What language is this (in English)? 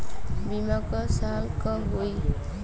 Bhojpuri